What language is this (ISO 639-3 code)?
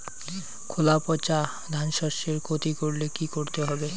ben